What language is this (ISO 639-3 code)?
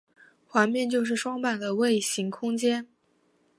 zho